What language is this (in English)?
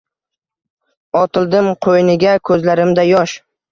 Uzbek